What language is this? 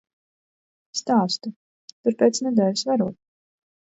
Latvian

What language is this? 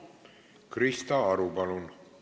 Estonian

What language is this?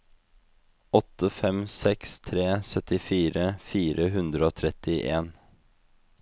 Norwegian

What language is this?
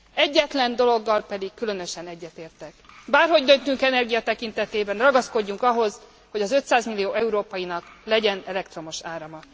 Hungarian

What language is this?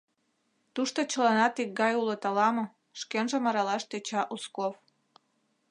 Mari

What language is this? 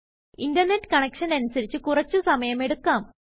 Malayalam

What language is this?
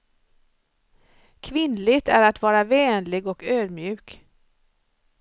Swedish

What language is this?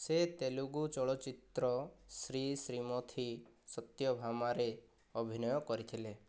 Odia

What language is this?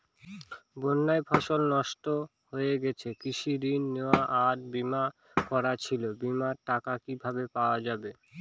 Bangla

